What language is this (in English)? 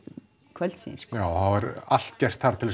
Icelandic